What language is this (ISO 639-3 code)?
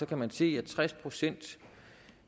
dan